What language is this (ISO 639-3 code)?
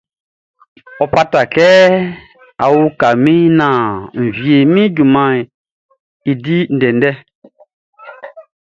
bci